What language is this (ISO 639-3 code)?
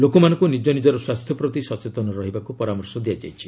ori